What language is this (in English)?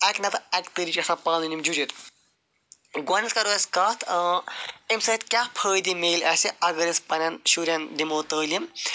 Kashmiri